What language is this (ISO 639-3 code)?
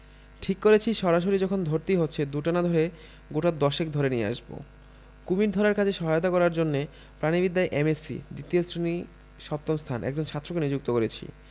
ben